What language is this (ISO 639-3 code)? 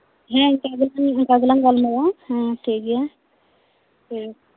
sat